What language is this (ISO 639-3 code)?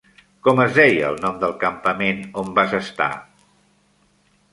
cat